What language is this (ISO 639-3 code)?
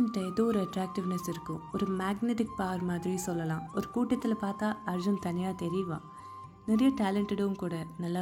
tam